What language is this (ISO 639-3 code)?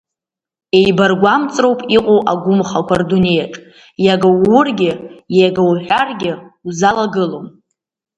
abk